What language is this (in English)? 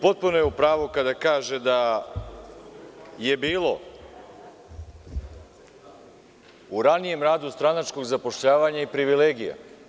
Serbian